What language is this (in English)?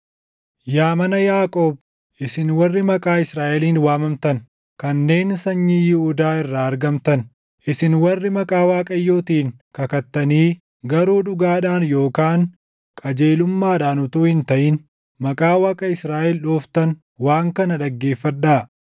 Oromo